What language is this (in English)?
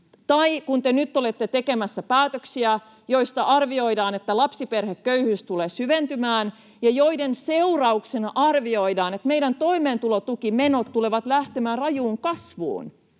Finnish